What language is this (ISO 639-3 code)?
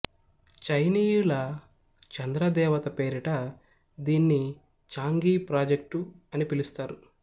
tel